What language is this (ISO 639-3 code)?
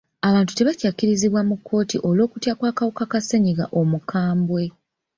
lug